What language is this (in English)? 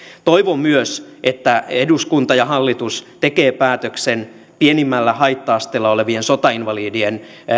Finnish